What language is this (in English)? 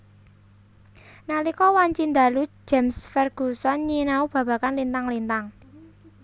Javanese